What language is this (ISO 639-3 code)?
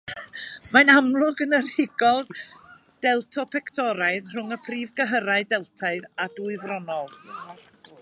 cym